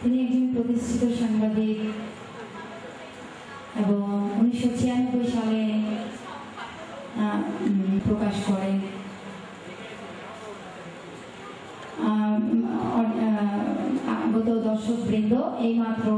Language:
Arabic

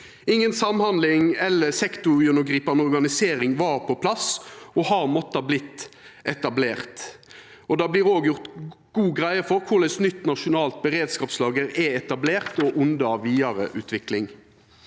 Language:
Norwegian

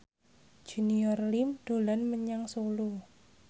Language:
Javanese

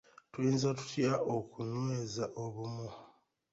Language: Ganda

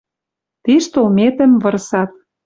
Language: Western Mari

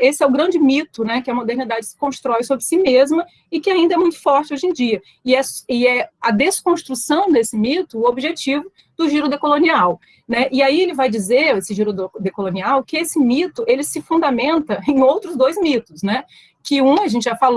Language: Portuguese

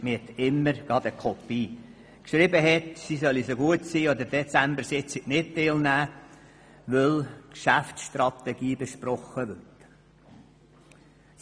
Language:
Swiss German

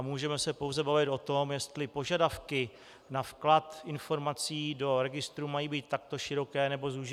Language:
Czech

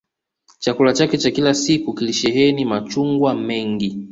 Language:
Swahili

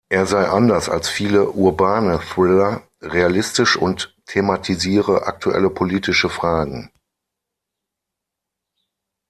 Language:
German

